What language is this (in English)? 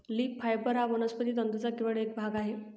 Marathi